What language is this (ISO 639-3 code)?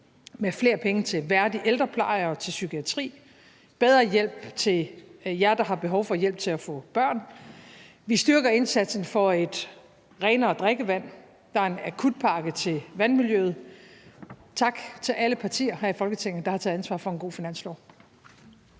dan